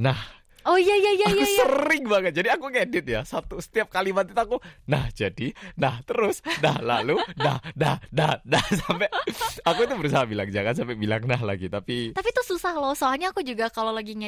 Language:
Indonesian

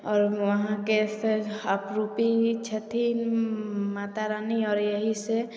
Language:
Maithili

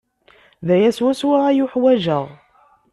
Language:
Kabyle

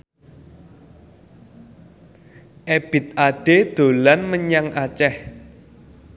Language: Javanese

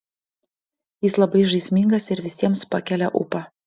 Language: Lithuanian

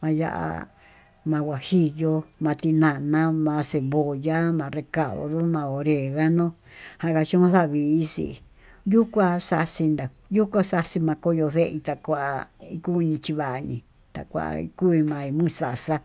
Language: Tututepec Mixtec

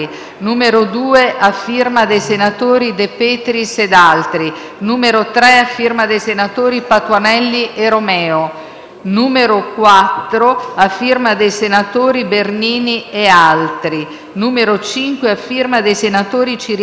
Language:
Italian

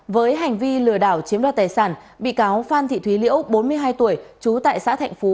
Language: Vietnamese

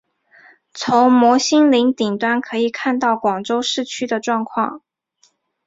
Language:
Chinese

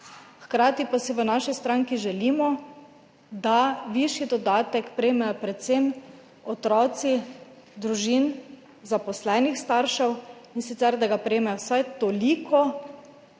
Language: Slovenian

